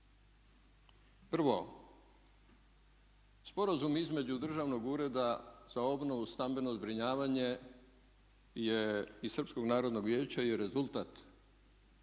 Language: Croatian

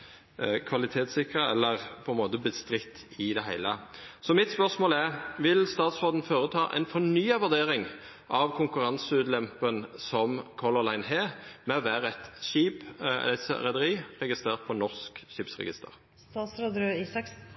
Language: Norwegian Nynorsk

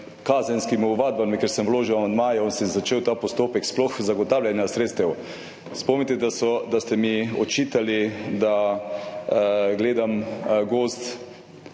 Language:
Slovenian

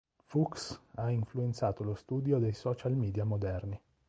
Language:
Italian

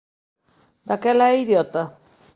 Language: Galician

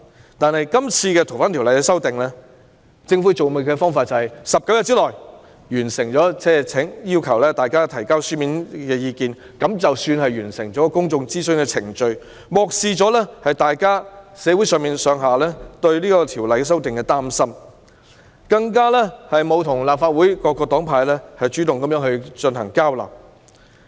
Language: Cantonese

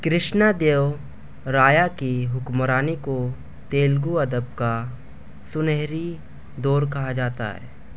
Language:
Urdu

